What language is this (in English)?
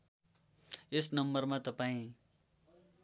Nepali